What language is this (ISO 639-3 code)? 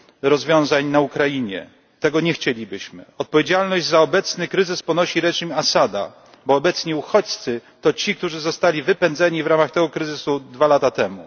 pol